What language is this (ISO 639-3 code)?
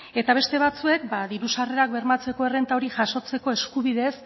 eus